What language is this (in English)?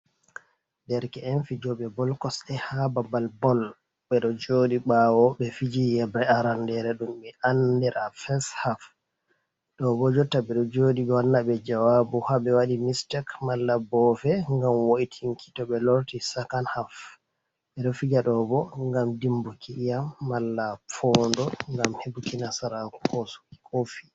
Fula